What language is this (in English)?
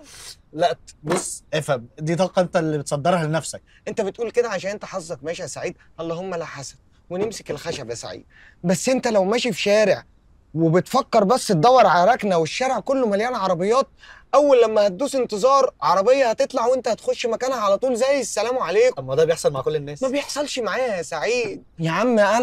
Arabic